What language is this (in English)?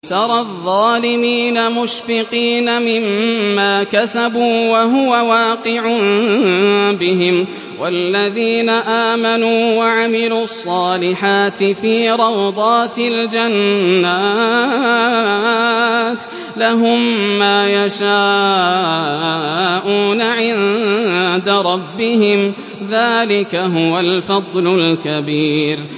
Arabic